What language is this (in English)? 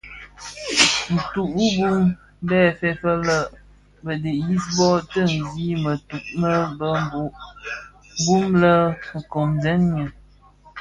Bafia